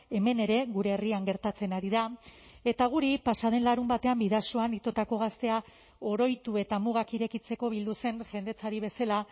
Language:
Basque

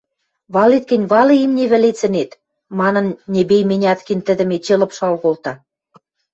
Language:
Western Mari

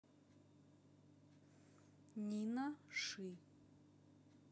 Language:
Russian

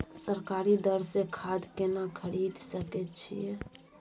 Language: Maithili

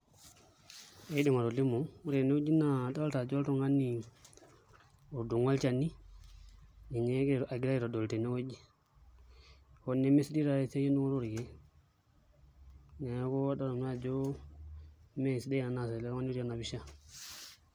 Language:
Masai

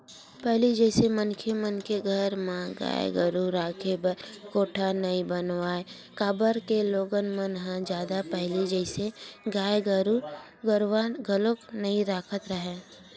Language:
Chhattisgarhi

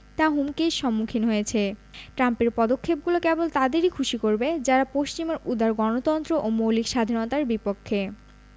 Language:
Bangla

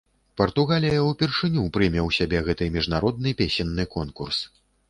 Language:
Belarusian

